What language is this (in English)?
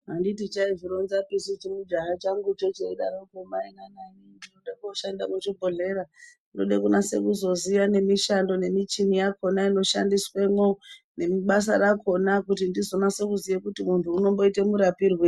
Ndau